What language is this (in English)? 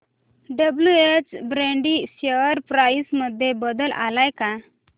Marathi